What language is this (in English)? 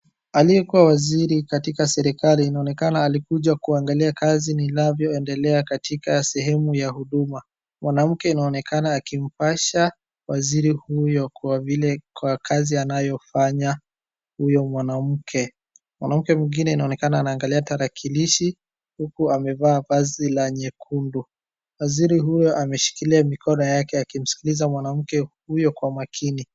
Swahili